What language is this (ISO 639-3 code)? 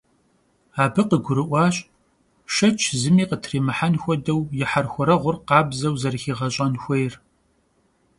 kbd